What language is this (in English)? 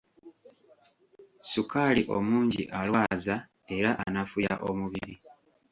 Ganda